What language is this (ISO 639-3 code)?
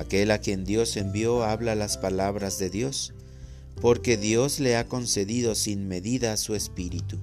spa